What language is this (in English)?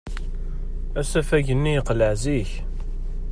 Kabyle